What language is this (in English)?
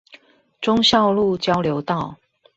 Chinese